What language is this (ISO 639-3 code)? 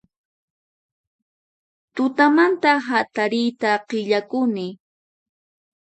qxp